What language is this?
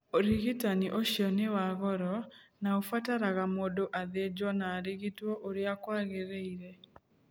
Kikuyu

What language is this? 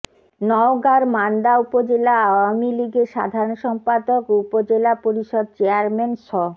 Bangla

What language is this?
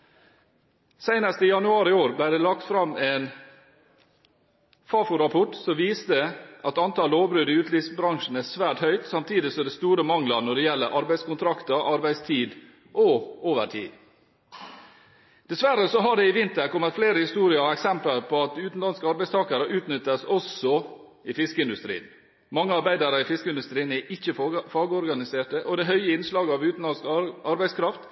Norwegian Bokmål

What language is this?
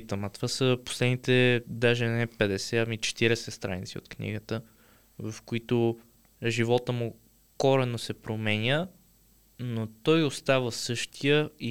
Bulgarian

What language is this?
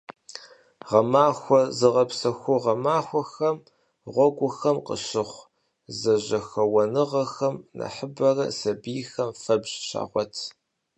Kabardian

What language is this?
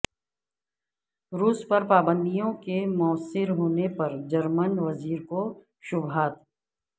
Urdu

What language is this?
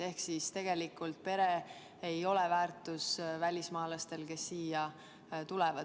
Estonian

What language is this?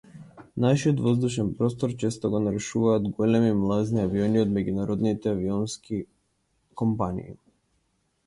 Macedonian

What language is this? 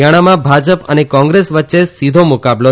Gujarati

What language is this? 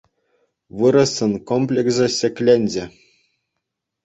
Chuvash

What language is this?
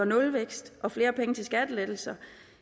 Danish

